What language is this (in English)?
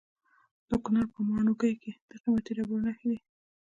Pashto